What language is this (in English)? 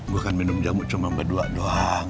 Indonesian